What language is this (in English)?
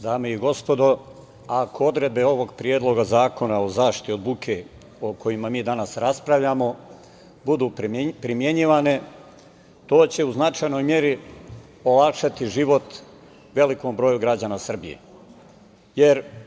Serbian